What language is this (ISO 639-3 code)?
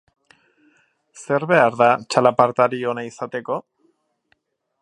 eus